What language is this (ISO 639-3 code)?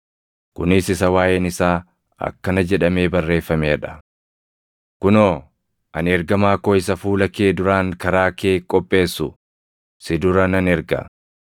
orm